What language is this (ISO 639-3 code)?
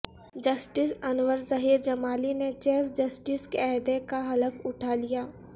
urd